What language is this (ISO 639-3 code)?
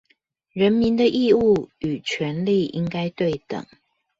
zho